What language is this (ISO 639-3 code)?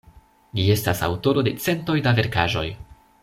epo